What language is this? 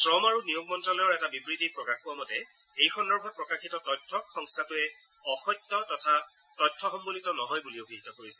Assamese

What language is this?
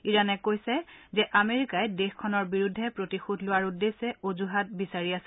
Assamese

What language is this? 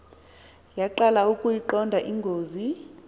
Xhosa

